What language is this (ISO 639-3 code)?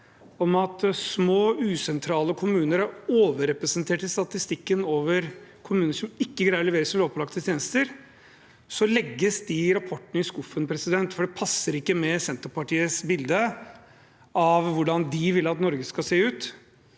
nor